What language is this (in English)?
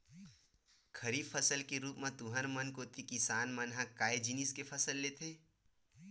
Chhattisgarhi